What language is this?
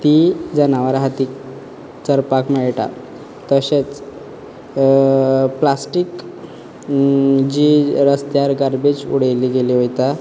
Konkani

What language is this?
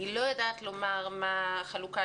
Hebrew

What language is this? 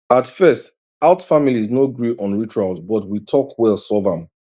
Nigerian Pidgin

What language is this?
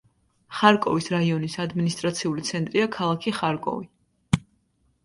Georgian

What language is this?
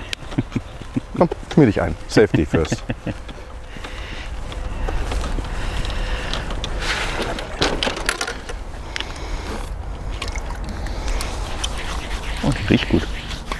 German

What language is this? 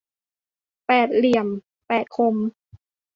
Thai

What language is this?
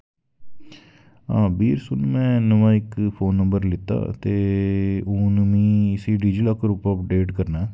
Dogri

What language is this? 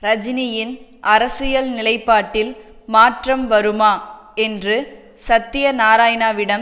Tamil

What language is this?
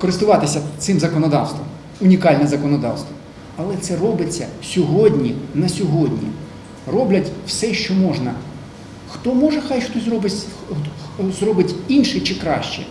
Russian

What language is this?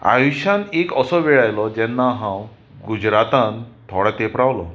Konkani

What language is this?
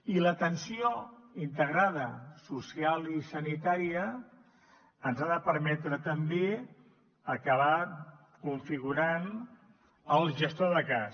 Catalan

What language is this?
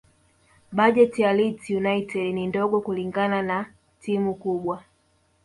Swahili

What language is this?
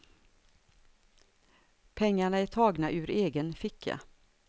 Swedish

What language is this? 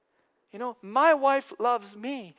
English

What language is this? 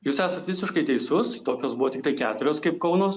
Lithuanian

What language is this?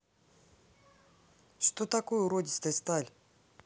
Russian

